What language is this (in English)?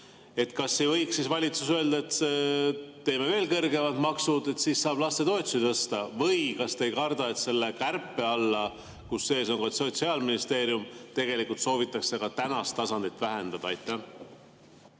Estonian